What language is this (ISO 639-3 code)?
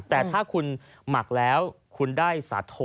tha